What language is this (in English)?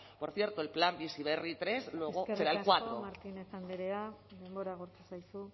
Basque